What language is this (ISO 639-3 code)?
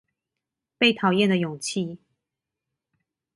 zho